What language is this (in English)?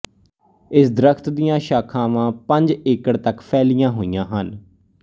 Punjabi